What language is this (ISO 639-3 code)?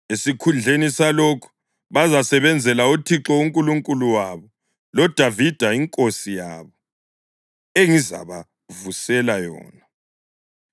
nde